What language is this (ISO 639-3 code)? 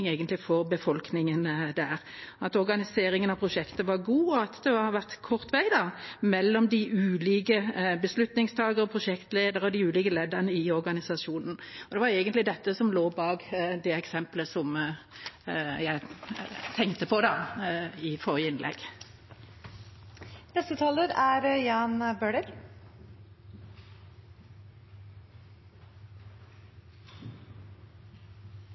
nob